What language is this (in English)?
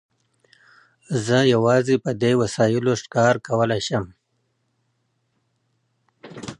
Pashto